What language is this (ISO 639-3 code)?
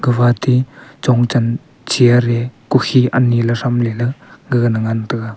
nnp